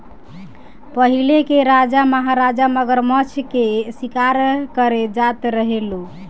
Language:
Bhojpuri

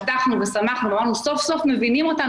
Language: Hebrew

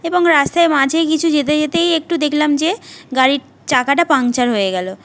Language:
Bangla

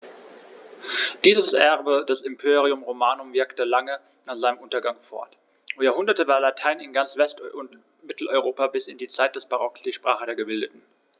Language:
German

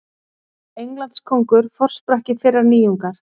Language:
Icelandic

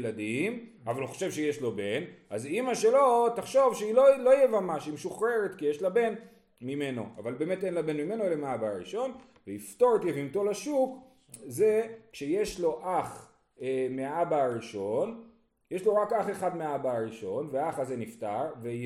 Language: Hebrew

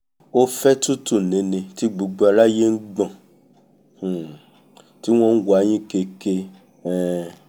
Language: Yoruba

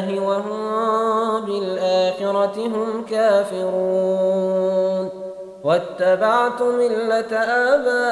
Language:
Arabic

